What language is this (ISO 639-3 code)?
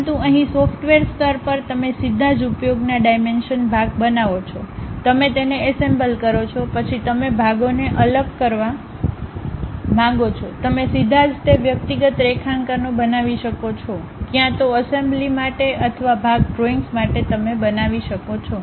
guj